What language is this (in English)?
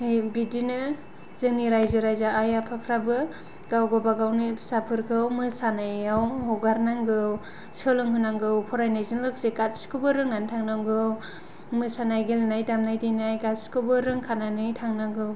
Bodo